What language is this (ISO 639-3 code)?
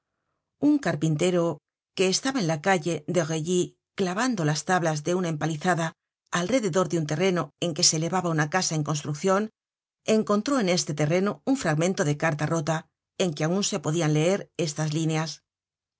spa